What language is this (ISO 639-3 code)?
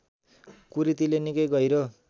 nep